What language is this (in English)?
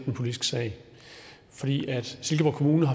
Danish